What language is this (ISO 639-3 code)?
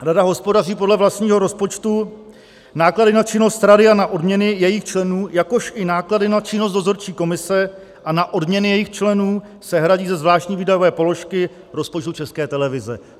ces